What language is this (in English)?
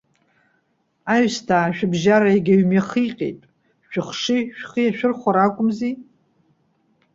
Abkhazian